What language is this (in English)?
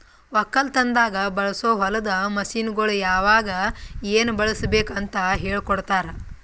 Kannada